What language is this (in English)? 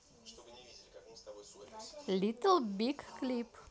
Russian